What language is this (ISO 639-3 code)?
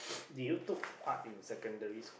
eng